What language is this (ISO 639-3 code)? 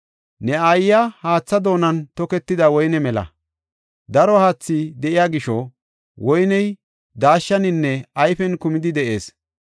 gof